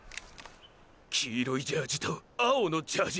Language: Japanese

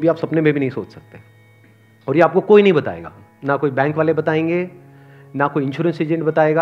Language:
Hindi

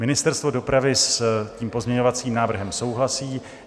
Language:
Czech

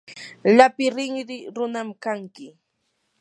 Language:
Yanahuanca Pasco Quechua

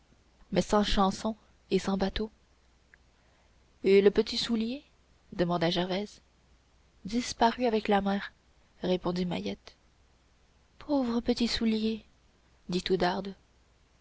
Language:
French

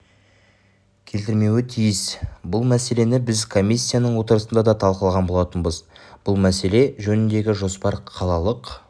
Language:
Kazakh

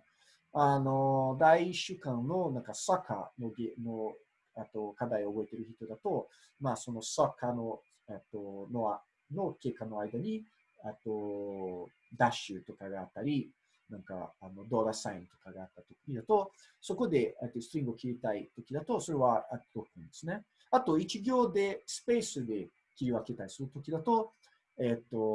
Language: Japanese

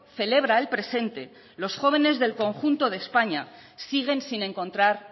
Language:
Spanish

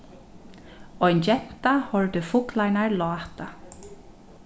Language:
Faroese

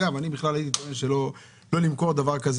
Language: Hebrew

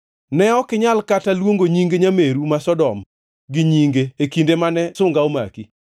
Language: Luo (Kenya and Tanzania)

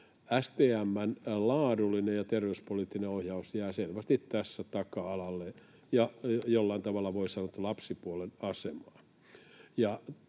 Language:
Finnish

